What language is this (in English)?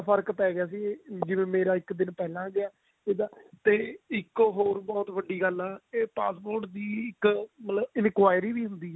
Punjabi